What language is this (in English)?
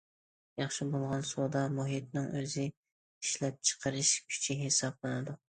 Uyghur